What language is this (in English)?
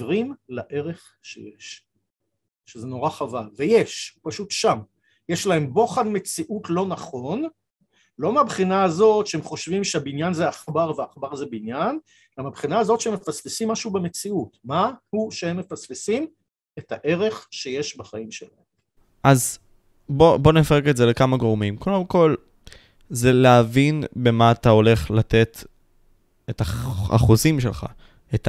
Hebrew